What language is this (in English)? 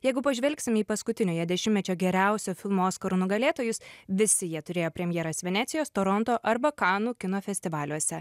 Lithuanian